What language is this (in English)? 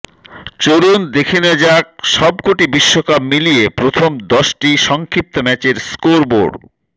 Bangla